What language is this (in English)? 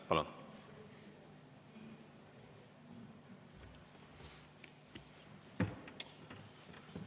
Estonian